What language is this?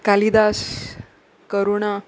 Konkani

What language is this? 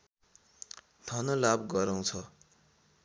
Nepali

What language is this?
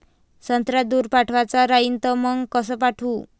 Marathi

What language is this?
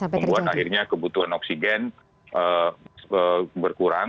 Indonesian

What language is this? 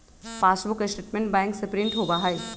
Magahi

